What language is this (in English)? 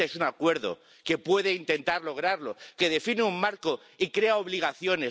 Spanish